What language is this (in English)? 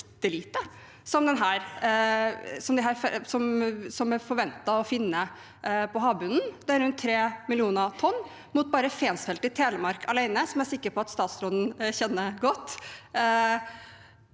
Norwegian